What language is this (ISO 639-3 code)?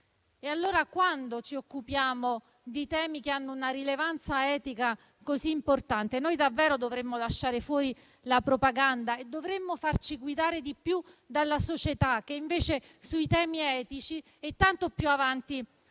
ita